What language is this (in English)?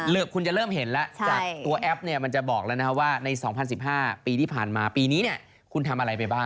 Thai